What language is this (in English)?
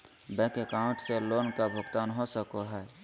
Magahi